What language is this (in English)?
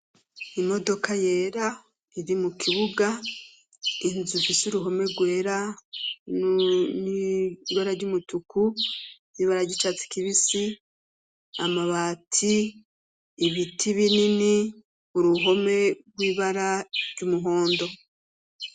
Rundi